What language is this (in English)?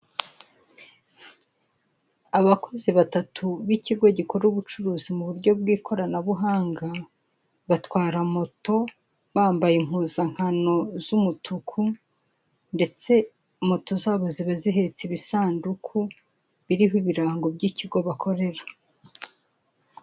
Kinyarwanda